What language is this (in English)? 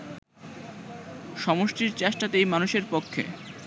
Bangla